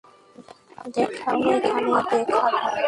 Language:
Bangla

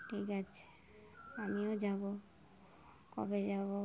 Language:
Bangla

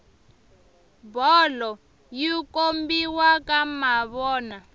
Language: Tsonga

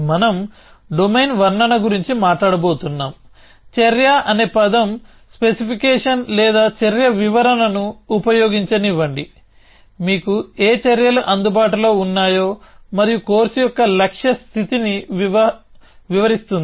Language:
Telugu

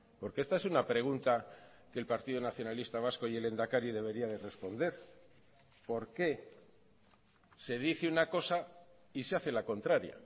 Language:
Spanish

